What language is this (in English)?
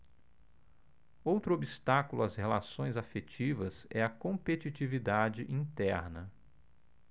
Portuguese